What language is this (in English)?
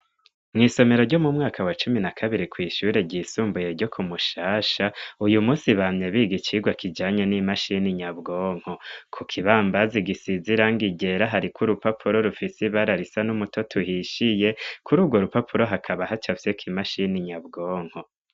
Rundi